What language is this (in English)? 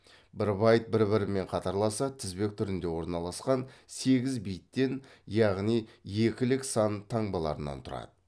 Kazakh